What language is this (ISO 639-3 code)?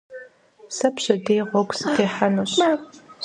kbd